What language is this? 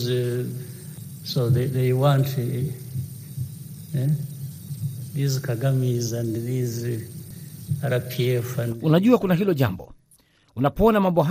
Swahili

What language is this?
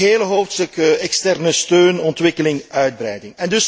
Dutch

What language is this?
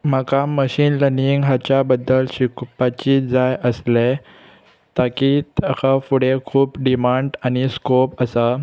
Konkani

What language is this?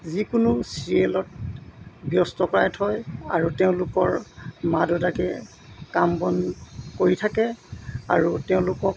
Assamese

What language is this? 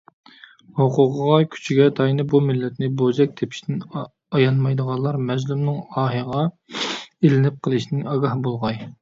Uyghur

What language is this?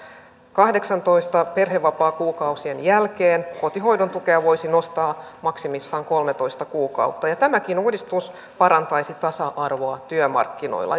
Finnish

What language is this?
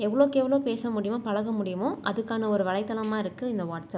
Tamil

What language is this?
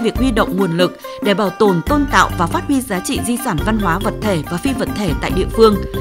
Vietnamese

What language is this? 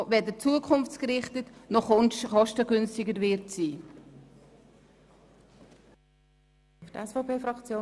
Swiss German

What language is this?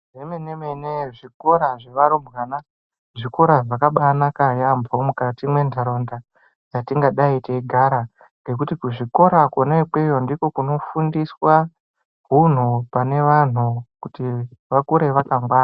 Ndau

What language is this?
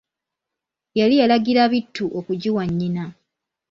Ganda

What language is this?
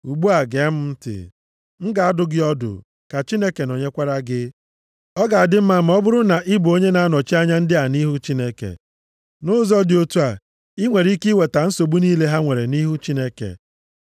Igbo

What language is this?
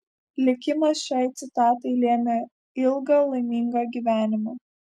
Lithuanian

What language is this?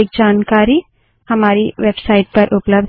Hindi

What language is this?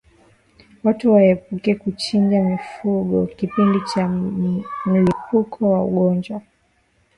Swahili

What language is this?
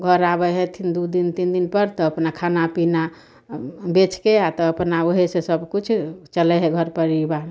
Maithili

